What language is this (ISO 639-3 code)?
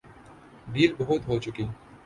urd